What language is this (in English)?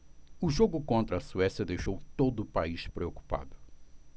Portuguese